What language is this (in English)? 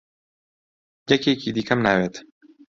Central Kurdish